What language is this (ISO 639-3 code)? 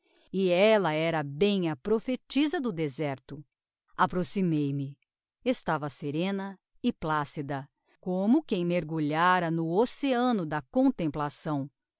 por